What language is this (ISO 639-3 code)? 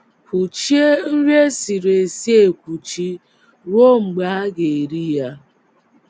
ibo